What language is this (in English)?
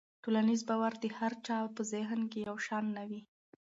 Pashto